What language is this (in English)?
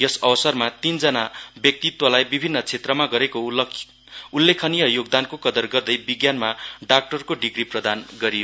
Nepali